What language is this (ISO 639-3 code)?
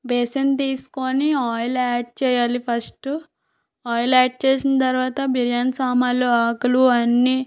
tel